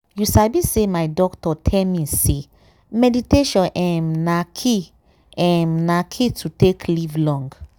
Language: Nigerian Pidgin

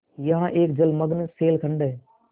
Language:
Hindi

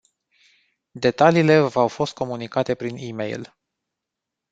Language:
Romanian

